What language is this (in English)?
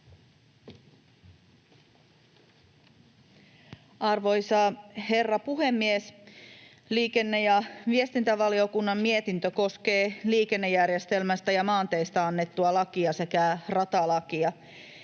Finnish